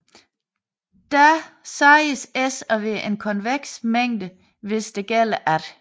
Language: Danish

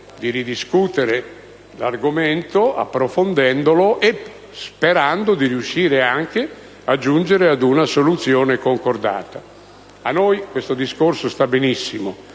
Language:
Italian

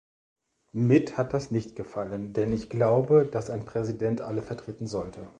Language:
German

